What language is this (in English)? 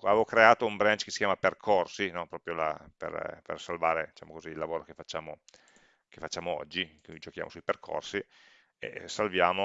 Italian